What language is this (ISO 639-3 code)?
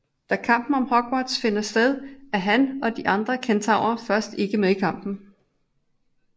dan